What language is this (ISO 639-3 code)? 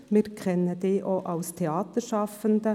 gsw